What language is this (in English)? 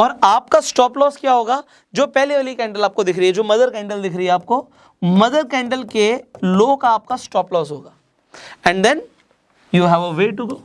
Hindi